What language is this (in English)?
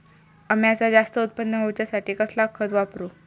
Marathi